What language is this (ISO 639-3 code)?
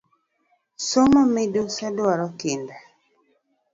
luo